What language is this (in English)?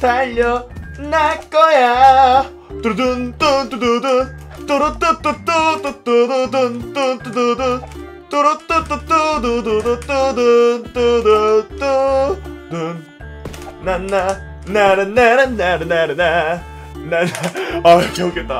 Korean